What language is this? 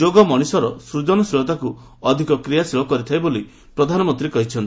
Odia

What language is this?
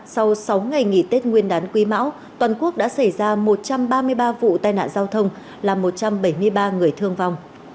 Vietnamese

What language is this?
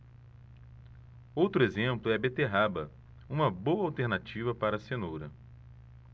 Portuguese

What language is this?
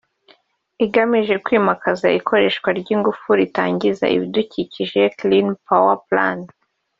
Kinyarwanda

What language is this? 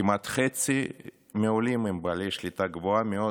Hebrew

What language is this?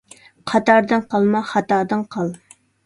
Uyghur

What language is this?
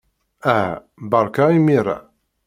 Kabyle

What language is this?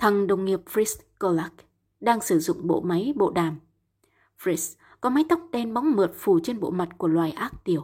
Vietnamese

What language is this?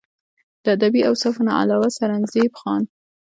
Pashto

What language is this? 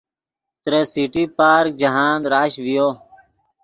Yidgha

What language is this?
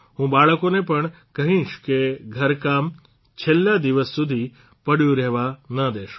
Gujarati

